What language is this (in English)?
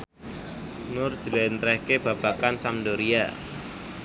Javanese